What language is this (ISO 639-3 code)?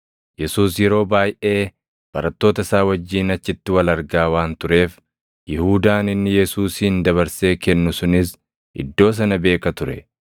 orm